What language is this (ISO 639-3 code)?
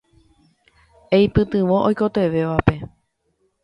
grn